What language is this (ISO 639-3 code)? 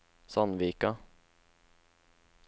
nor